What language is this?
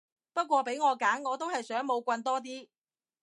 Cantonese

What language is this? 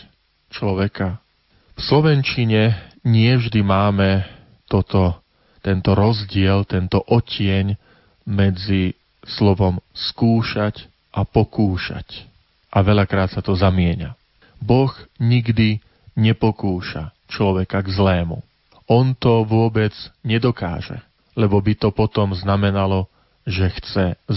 Slovak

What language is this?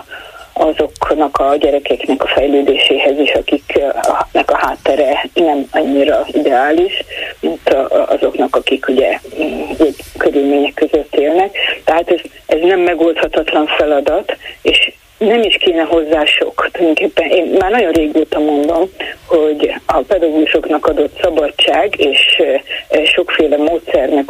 Hungarian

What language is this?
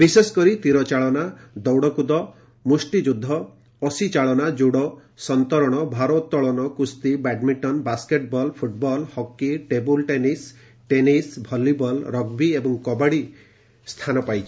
Odia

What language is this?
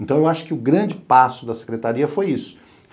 Portuguese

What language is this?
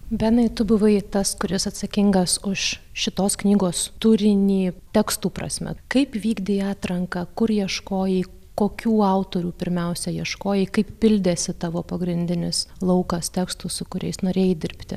Lithuanian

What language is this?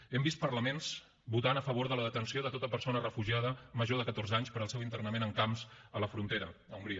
Catalan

